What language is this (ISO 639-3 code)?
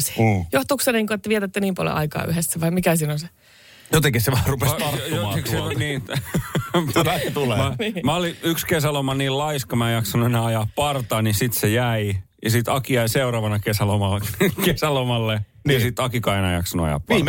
fin